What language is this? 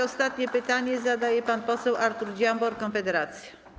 Polish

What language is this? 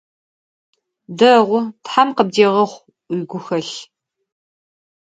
Adyghe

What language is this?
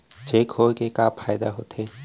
Chhattisgarhi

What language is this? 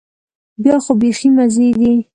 Pashto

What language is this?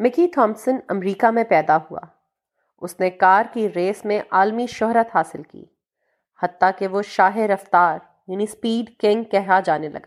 Urdu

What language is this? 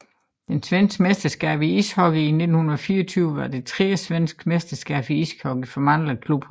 Danish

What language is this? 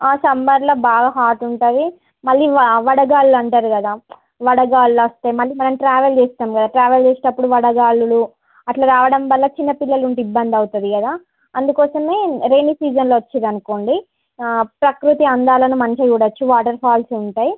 Telugu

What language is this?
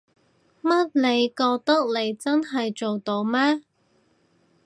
Cantonese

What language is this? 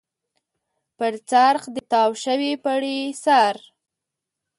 Pashto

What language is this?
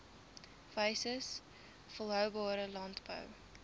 Afrikaans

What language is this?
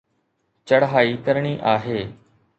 Sindhi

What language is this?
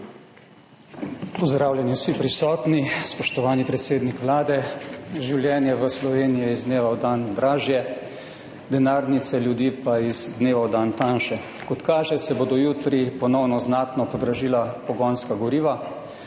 Slovenian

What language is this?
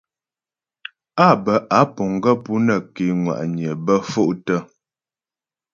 Ghomala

